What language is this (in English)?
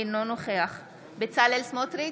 Hebrew